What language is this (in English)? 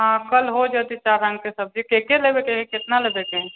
Maithili